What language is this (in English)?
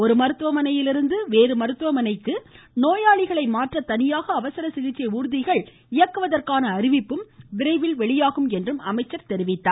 Tamil